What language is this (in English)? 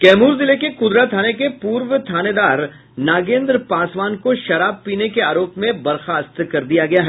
Hindi